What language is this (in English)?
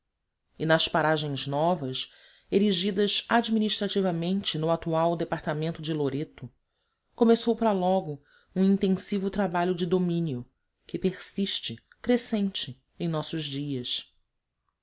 Portuguese